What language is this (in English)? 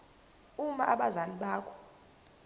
Zulu